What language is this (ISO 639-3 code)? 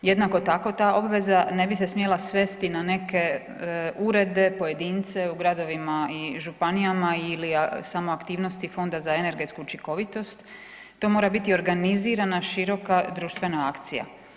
hrv